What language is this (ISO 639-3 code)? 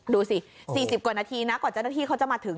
tha